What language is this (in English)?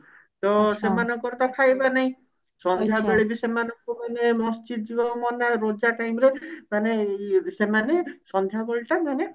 Odia